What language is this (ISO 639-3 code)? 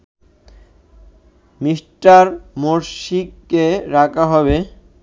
ben